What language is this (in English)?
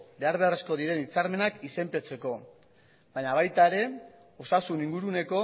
Basque